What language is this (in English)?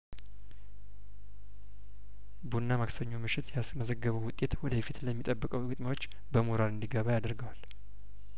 Amharic